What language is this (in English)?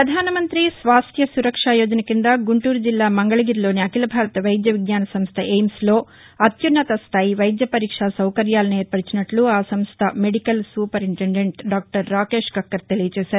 Telugu